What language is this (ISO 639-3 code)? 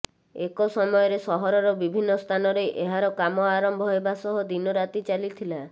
ori